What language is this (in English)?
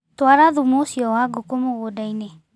Kikuyu